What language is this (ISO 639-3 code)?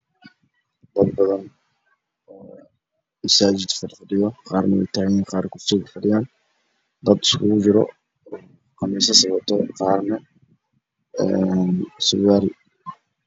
som